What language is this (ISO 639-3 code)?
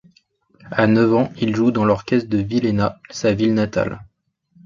fra